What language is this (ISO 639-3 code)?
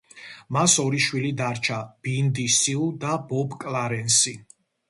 kat